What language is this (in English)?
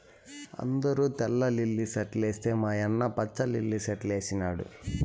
Telugu